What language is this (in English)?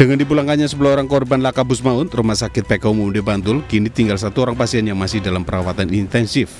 Indonesian